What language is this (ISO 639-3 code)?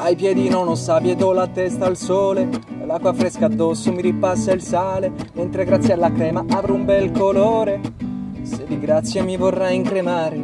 ita